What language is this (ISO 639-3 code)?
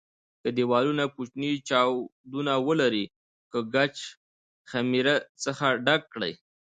pus